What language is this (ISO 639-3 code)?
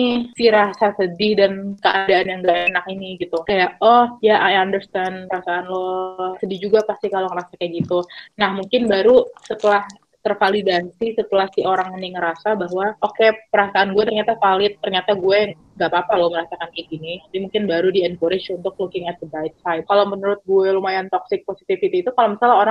ind